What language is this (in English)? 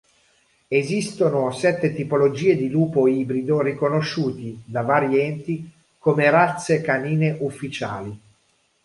Italian